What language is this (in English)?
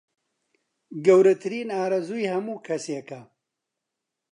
Central Kurdish